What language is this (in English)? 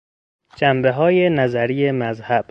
Persian